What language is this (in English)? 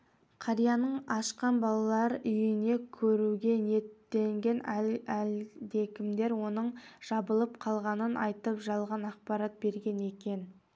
Kazakh